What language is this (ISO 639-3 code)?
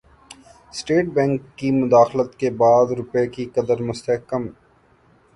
urd